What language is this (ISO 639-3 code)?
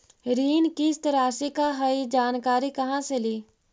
mag